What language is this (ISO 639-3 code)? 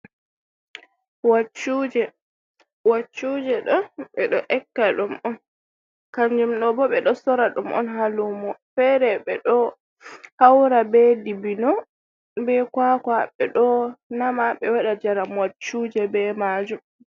ful